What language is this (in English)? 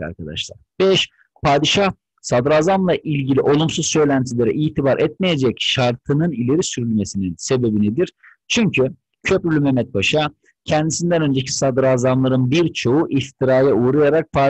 Turkish